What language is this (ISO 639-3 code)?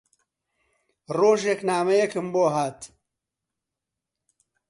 ckb